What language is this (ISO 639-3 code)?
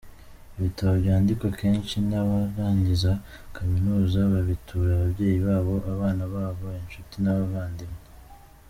kin